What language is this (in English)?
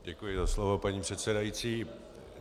Czech